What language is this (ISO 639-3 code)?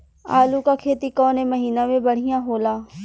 bho